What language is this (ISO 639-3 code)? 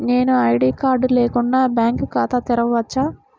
tel